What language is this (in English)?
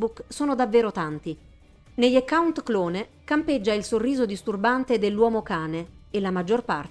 Italian